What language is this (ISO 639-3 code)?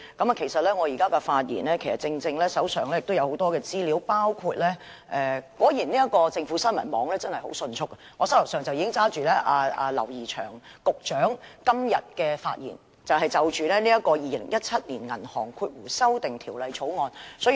yue